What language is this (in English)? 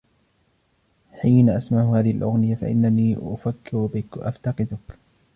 Arabic